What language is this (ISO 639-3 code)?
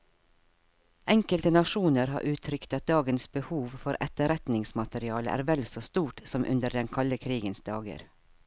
nor